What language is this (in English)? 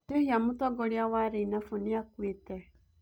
Kikuyu